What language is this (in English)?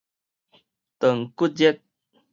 Min Nan Chinese